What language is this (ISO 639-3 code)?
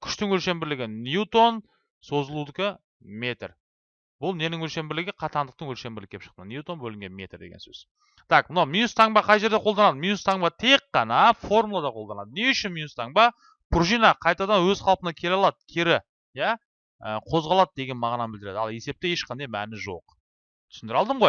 tur